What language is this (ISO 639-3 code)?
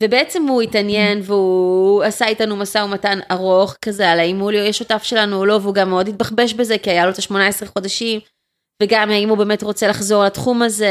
heb